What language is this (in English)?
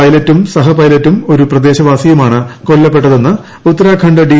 Malayalam